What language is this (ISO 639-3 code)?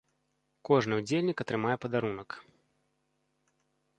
bel